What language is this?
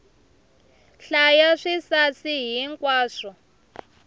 Tsonga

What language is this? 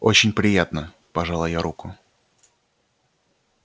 Russian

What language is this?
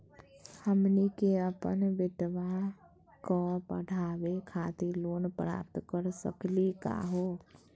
Magahi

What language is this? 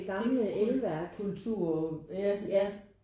Danish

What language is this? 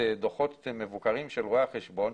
Hebrew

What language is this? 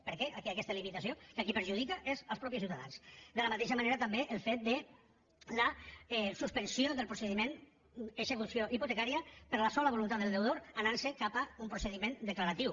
Catalan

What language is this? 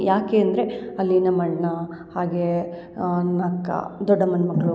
Kannada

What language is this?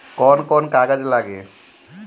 Bhojpuri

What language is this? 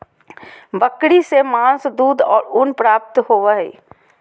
Magahi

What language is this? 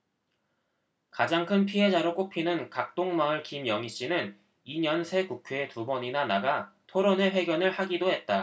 Korean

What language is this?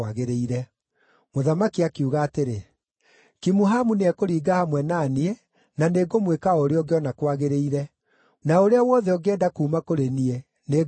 Kikuyu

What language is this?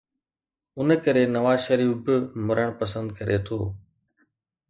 Sindhi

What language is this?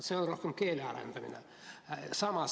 Estonian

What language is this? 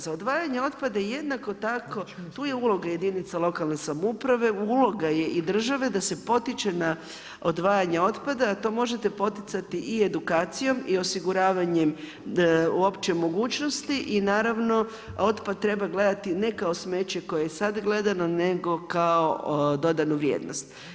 Croatian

